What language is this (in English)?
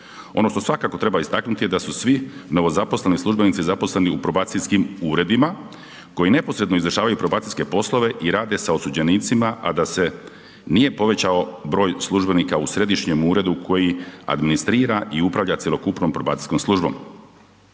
Croatian